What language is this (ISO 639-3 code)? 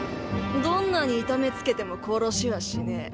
jpn